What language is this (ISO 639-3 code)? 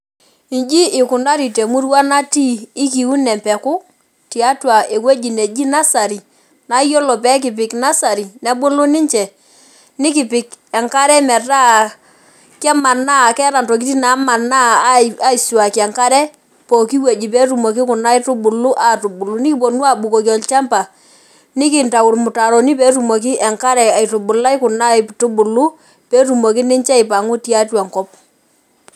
mas